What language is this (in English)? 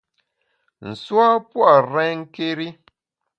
Bamun